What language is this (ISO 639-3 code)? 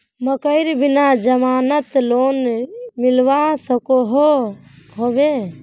mag